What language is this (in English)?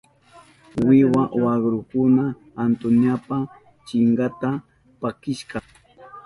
Southern Pastaza Quechua